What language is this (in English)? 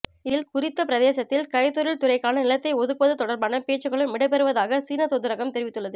Tamil